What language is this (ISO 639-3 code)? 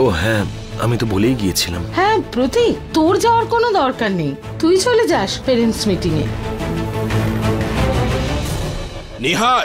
ben